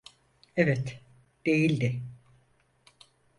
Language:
Turkish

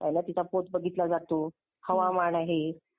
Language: Marathi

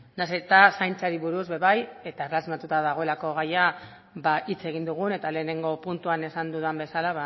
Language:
Basque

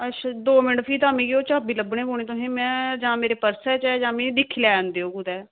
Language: Dogri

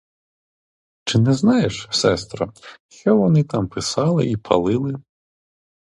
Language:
Ukrainian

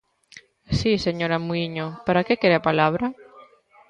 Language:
Galician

